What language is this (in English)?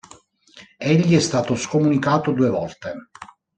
Italian